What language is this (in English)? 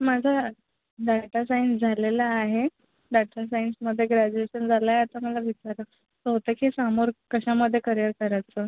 Marathi